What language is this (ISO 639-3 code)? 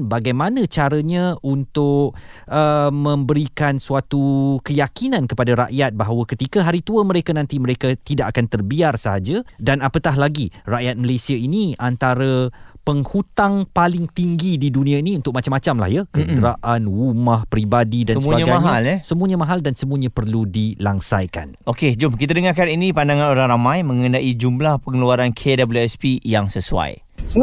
msa